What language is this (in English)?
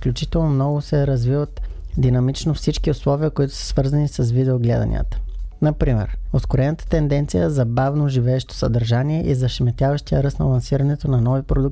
Bulgarian